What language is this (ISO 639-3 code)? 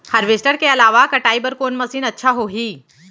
hne